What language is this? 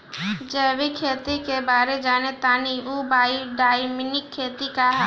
Bhojpuri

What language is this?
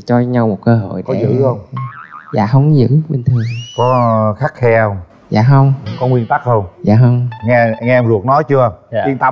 Vietnamese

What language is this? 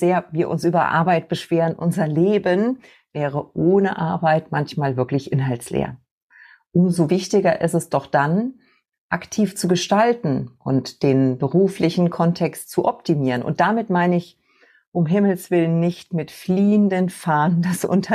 German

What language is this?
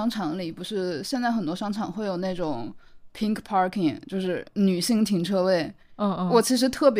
Chinese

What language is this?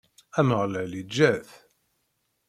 Kabyle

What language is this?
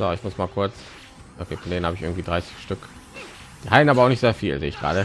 German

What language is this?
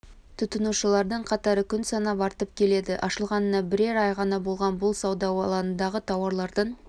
Kazakh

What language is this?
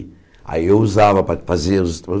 Portuguese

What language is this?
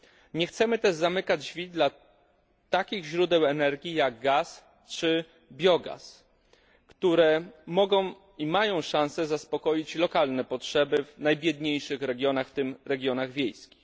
Polish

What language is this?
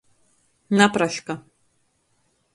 Latgalian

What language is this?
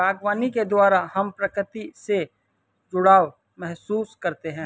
Hindi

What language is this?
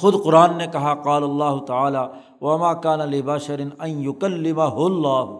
Urdu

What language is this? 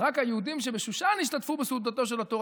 Hebrew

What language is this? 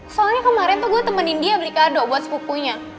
Indonesian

